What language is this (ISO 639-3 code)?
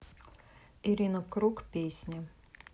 rus